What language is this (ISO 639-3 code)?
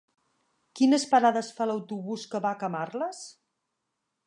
cat